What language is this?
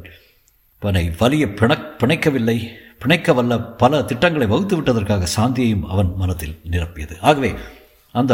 Tamil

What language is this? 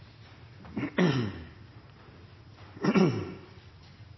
Norwegian Nynorsk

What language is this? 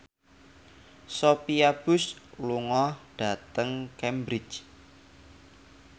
Javanese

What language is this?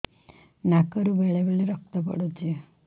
Odia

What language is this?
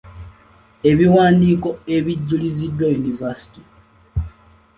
Ganda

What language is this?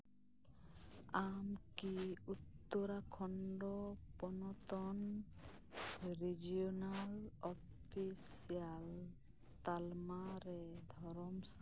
Santali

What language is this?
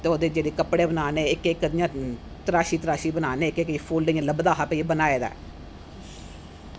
Dogri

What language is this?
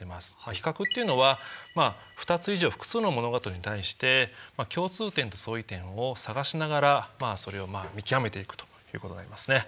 Japanese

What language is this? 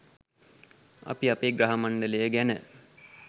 Sinhala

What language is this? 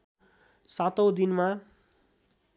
Nepali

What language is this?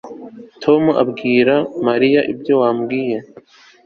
Kinyarwanda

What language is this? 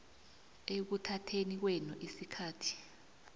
South Ndebele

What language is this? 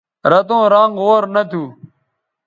Bateri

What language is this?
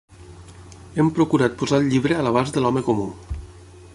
Catalan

